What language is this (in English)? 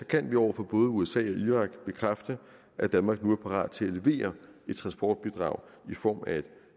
Danish